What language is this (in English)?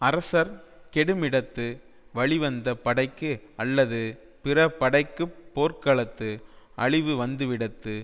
Tamil